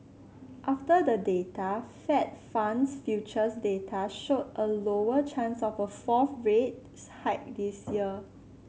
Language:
English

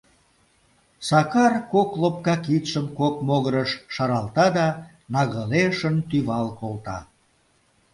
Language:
Mari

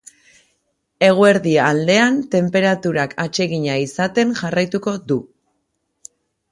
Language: Basque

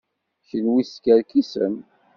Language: Kabyle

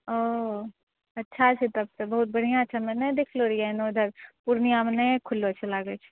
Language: Maithili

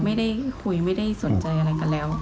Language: Thai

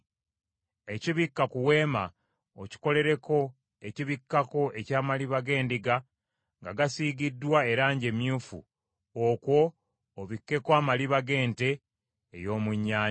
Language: Ganda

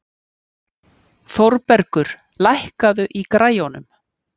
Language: Icelandic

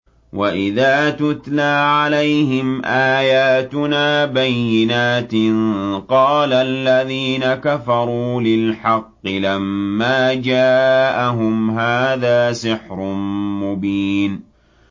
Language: Arabic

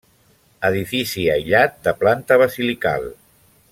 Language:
Catalan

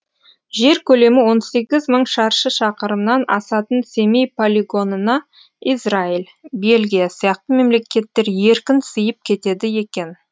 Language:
Kazakh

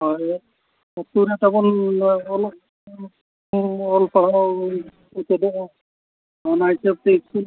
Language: Santali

